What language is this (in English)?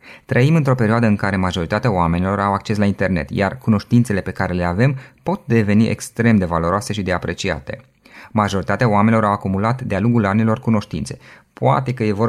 Romanian